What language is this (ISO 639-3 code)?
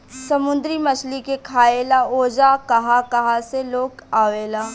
bho